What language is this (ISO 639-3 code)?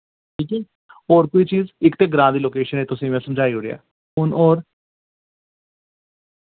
doi